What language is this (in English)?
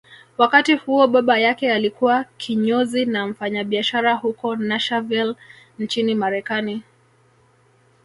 Swahili